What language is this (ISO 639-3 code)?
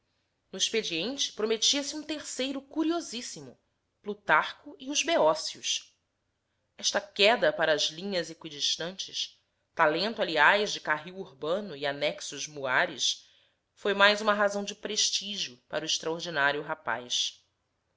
por